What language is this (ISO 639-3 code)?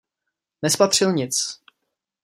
ces